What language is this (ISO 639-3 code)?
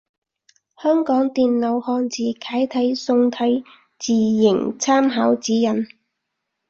yue